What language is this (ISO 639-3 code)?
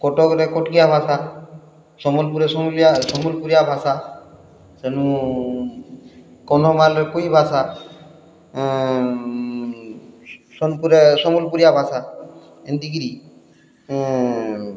ori